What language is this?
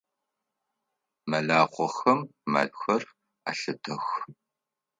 Adyghe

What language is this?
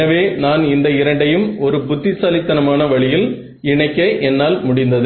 Tamil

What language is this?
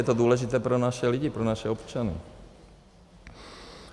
Czech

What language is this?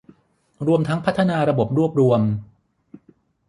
Thai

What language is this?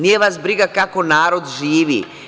Serbian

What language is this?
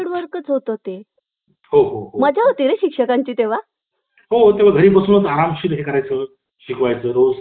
Marathi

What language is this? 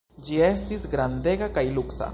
Esperanto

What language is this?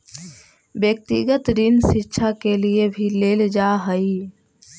Magahi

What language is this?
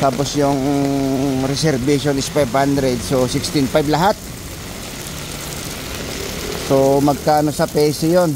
Filipino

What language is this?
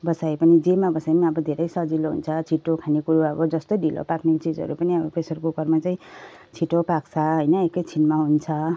Nepali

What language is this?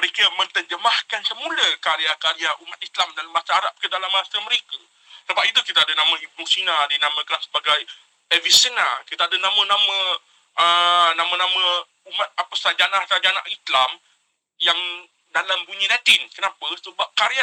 Malay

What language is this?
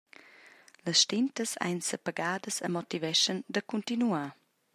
Romansh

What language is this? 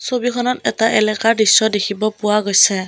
Assamese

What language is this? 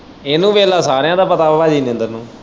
Punjabi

